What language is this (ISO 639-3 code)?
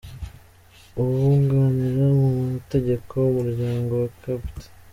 kin